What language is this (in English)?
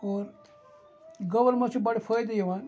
Kashmiri